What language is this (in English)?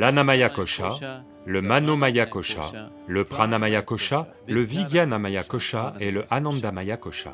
French